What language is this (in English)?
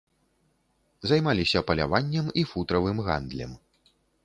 Belarusian